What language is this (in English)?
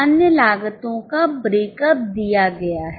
Hindi